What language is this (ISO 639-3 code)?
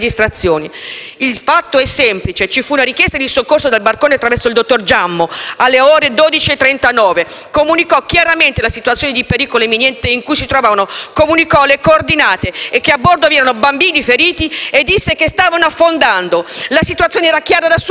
ita